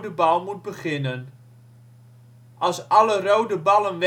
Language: Dutch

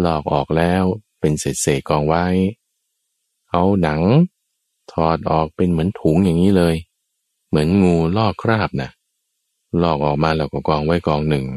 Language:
Thai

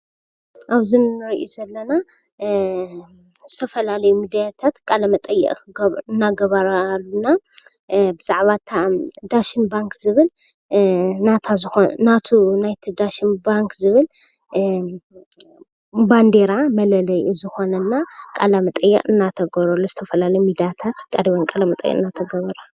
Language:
Tigrinya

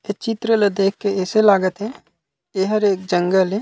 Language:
Chhattisgarhi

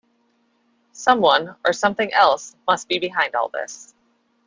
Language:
English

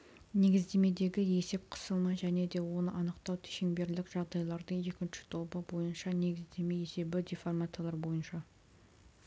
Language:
Kazakh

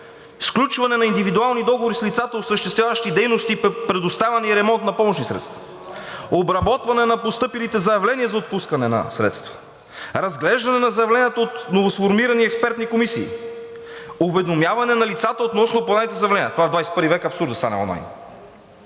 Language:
Bulgarian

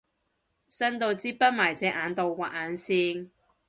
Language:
Cantonese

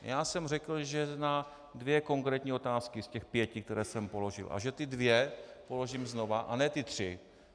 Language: Czech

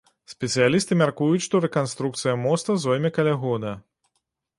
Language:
Belarusian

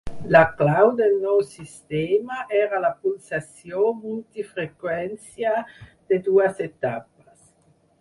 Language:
Catalan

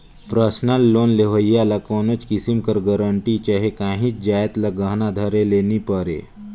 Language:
Chhattisgarhi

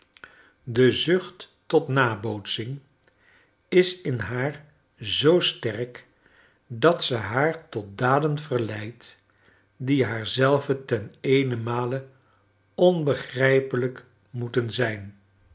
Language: Dutch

